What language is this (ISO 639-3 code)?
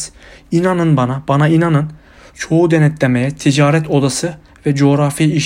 tur